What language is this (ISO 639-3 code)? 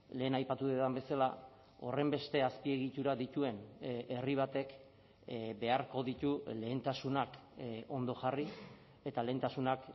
eus